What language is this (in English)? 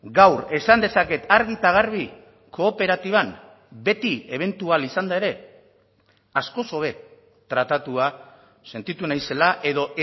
Basque